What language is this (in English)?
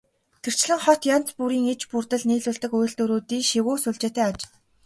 Mongolian